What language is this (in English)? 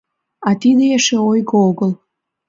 Mari